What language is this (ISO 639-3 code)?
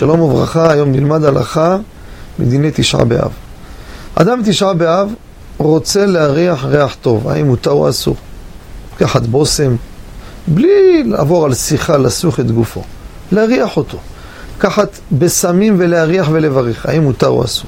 heb